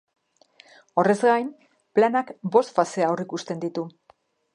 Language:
Basque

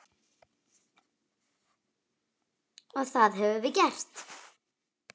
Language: Icelandic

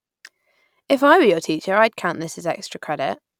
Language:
English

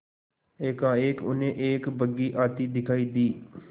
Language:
Hindi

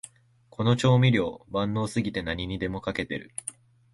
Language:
Japanese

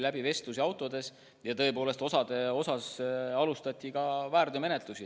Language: Estonian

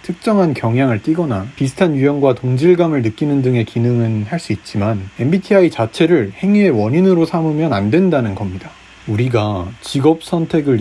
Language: Korean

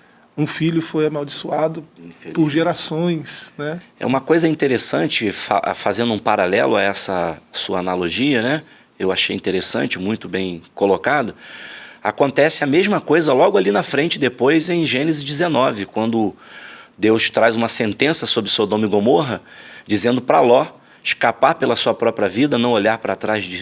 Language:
Portuguese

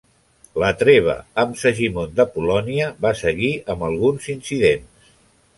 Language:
Catalan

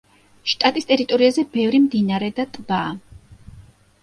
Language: Georgian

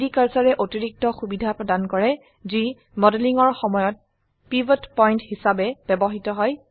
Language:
Assamese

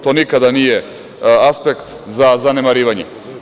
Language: Serbian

